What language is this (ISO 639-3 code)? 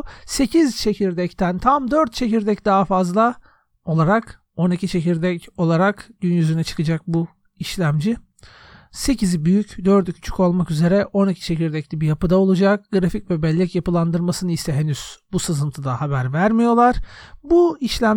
tur